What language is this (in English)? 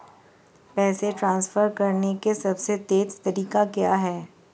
Hindi